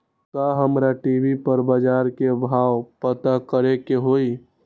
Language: Magahi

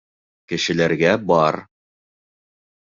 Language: Bashkir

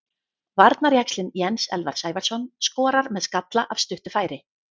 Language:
Icelandic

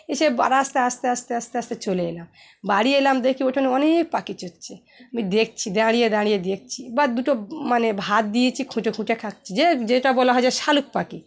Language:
Bangla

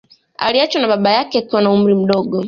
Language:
Swahili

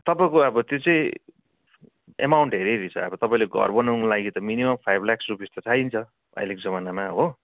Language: Nepali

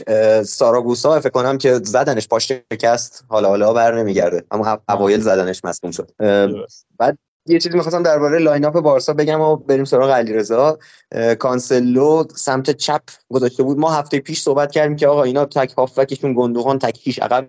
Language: Persian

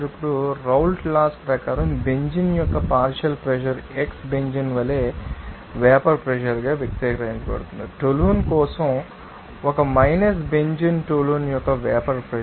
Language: Telugu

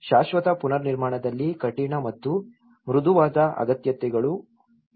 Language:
Kannada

